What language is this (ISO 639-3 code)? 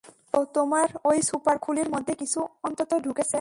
ben